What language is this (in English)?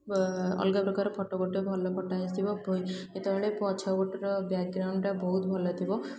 Odia